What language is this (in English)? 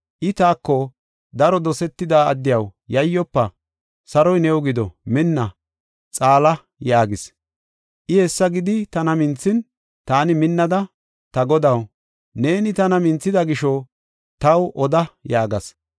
Gofa